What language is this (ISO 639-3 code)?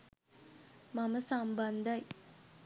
sin